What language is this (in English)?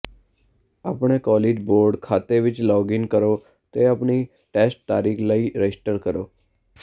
Punjabi